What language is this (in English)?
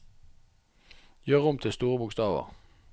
Norwegian